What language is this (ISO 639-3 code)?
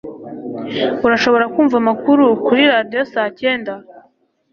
kin